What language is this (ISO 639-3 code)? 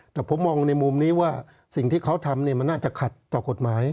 tha